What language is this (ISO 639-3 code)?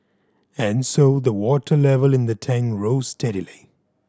eng